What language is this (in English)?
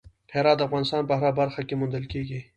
Pashto